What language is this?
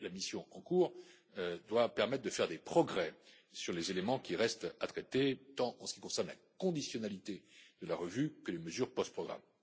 French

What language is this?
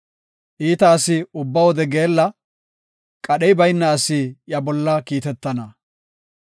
Gofa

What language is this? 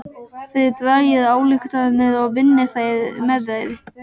Icelandic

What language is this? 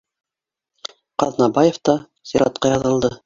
Bashkir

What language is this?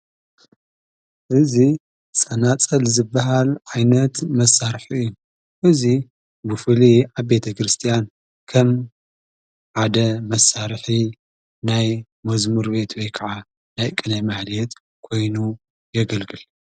Tigrinya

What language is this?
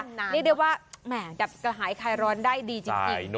Thai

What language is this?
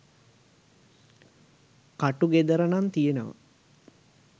Sinhala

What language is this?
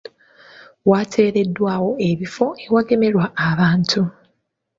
Ganda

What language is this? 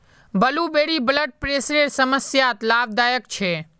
Magahi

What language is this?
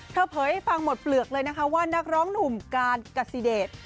Thai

